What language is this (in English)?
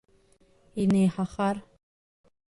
Abkhazian